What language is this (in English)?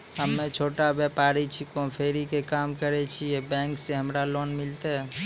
Maithili